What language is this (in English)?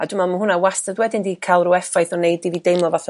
Welsh